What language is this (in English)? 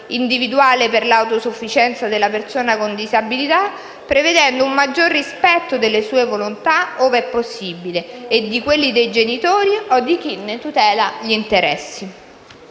Italian